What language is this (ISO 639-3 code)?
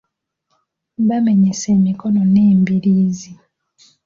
lug